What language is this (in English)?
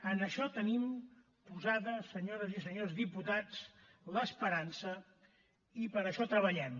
Catalan